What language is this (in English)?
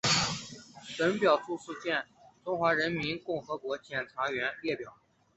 Chinese